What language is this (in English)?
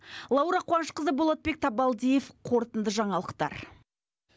Kazakh